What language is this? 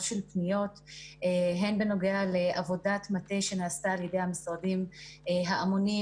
Hebrew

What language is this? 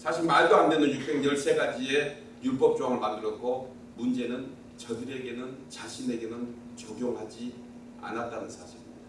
Korean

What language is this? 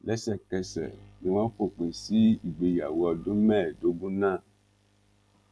Yoruba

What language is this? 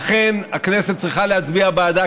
Hebrew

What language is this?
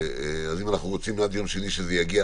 Hebrew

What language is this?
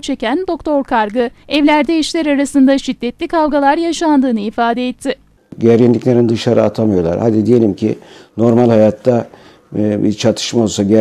Turkish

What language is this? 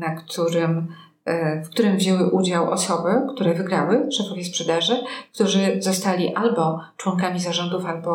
Polish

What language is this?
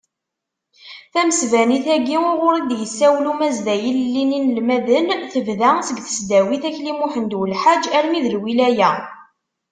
Kabyle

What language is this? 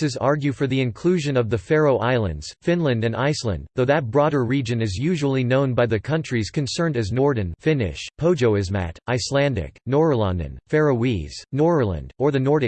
English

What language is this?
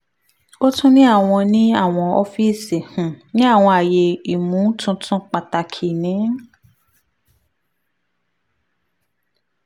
Yoruba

